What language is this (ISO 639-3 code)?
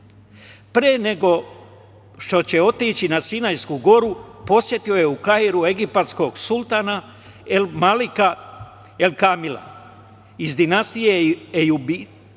srp